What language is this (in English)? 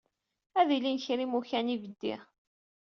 Kabyle